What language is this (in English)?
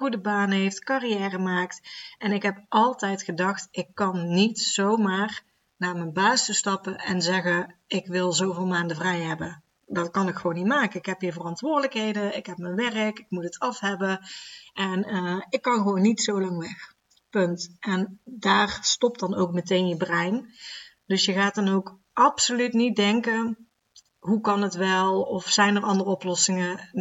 Dutch